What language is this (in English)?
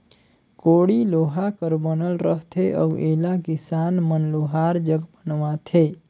Chhattisgarhi